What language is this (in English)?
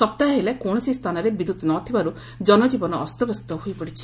Odia